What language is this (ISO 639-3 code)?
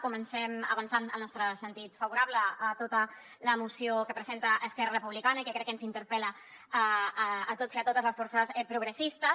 cat